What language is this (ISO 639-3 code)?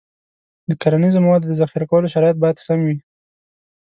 pus